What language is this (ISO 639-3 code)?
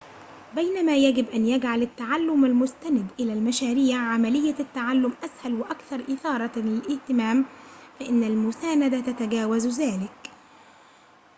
ara